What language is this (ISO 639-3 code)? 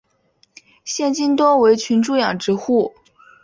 zho